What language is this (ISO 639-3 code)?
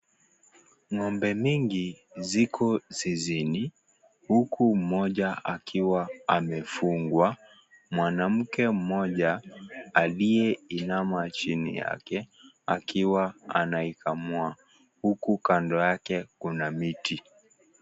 swa